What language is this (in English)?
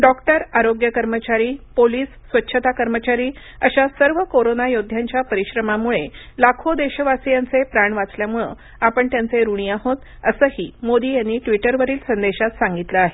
Marathi